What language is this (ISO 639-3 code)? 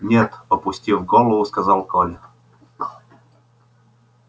rus